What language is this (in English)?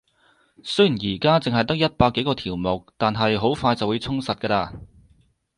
Cantonese